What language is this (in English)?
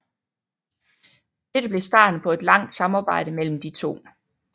Danish